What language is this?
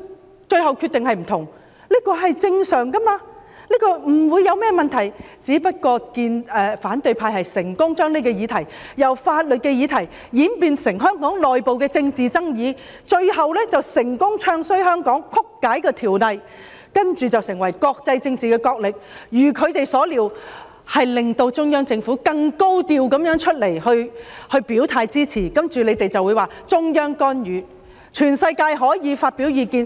Cantonese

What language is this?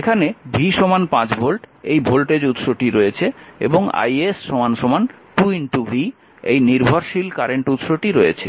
Bangla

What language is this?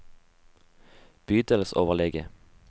Norwegian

